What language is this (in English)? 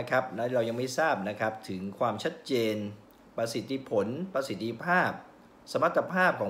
Thai